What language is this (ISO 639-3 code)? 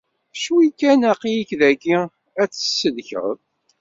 kab